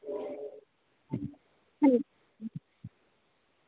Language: Dogri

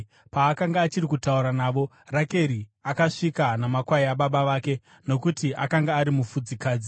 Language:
Shona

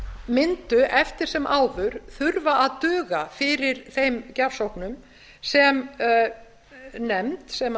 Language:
Icelandic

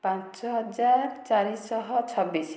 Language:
Odia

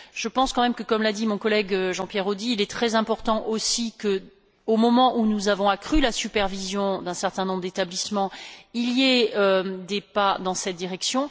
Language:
French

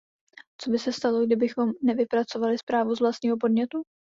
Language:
Czech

